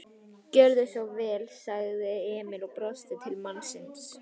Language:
Icelandic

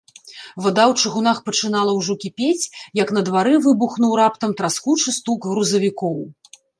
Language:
Belarusian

